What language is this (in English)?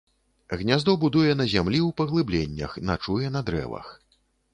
Belarusian